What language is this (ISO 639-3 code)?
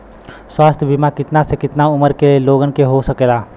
bho